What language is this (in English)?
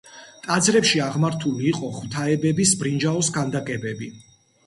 Georgian